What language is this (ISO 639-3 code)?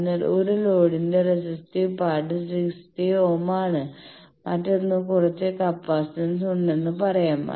mal